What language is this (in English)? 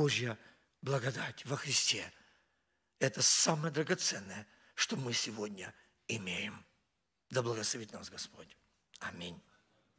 Russian